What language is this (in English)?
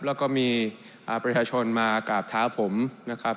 Thai